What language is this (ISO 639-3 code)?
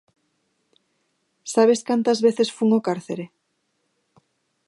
glg